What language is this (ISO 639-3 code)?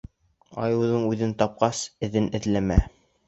bak